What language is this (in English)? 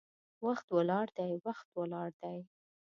Pashto